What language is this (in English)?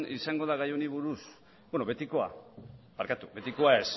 Basque